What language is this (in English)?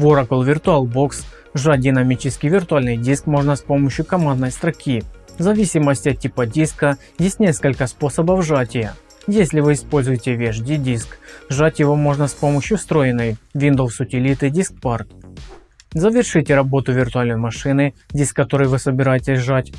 Russian